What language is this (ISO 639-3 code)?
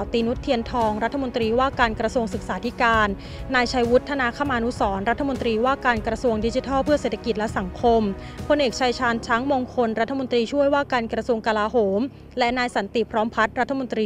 tha